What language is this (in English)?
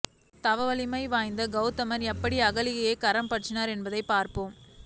Tamil